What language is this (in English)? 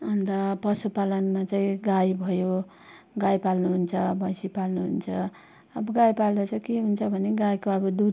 Nepali